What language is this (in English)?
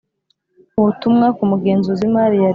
Kinyarwanda